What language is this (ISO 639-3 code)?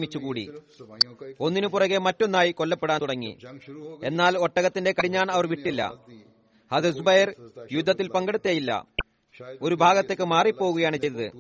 mal